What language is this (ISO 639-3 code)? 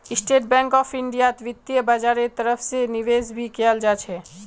mag